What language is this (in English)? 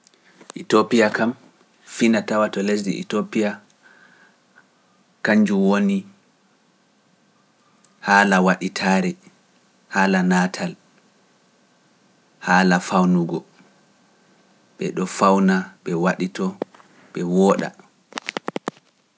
Pular